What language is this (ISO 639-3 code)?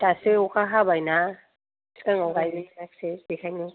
brx